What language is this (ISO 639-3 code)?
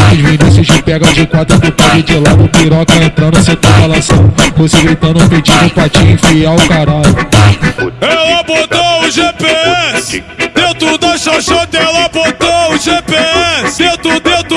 por